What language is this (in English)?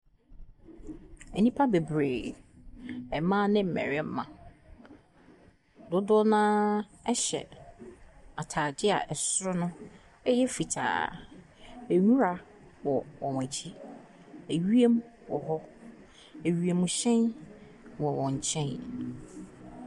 Akan